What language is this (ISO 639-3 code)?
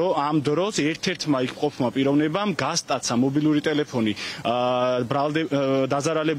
ron